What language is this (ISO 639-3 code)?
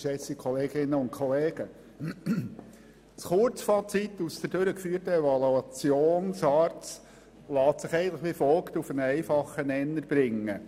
gsw